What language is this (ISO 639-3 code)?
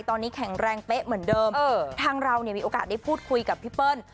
tha